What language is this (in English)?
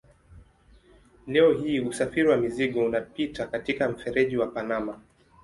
Swahili